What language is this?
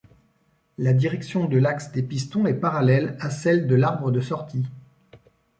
French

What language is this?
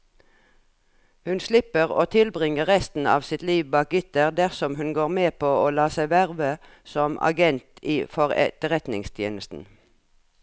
Norwegian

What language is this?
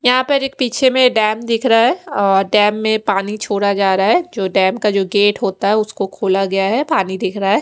Hindi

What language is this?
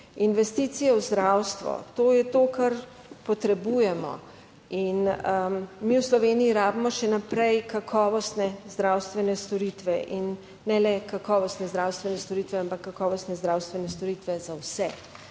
Slovenian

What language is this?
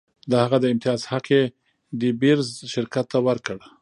Pashto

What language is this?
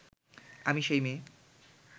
Bangla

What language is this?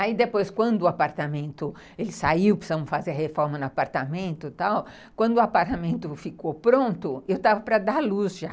Portuguese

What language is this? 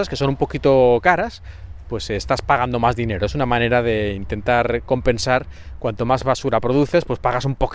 Spanish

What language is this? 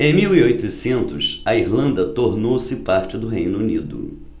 Portuguese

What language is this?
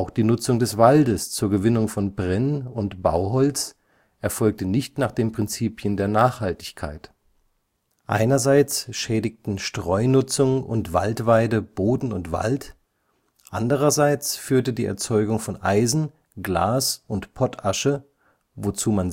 German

